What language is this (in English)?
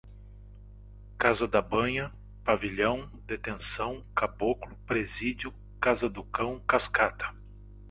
Portuguese